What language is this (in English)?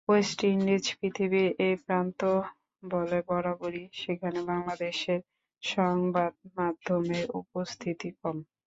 Bangla